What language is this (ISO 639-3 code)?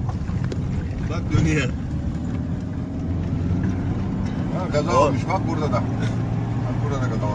tur